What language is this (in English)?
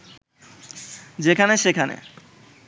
Bangla